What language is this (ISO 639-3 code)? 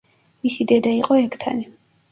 kat